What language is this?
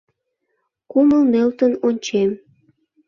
Mari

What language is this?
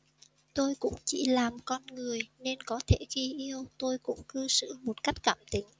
Vietnamese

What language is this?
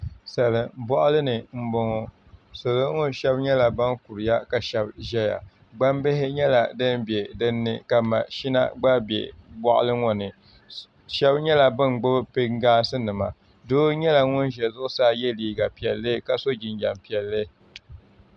Dagbani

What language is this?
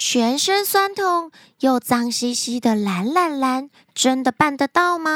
Chinese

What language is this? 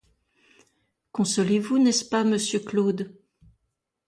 French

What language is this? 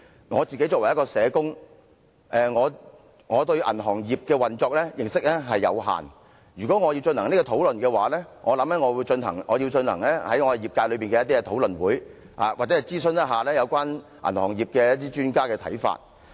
Cantonese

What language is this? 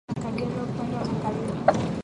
Swahili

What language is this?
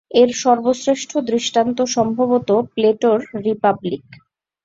Bangla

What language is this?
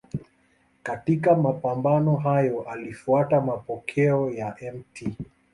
Swahili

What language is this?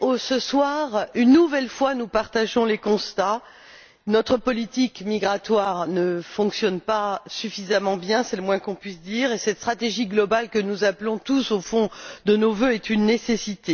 French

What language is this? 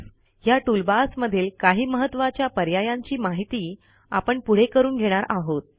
Marathi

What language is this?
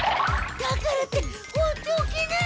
Japanese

